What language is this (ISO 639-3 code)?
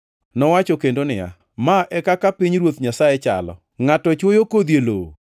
luo